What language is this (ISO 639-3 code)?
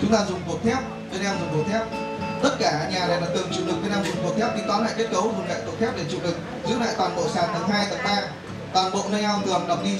vie